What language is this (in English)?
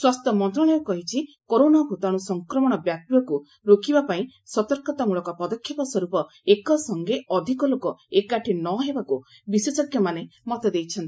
Odia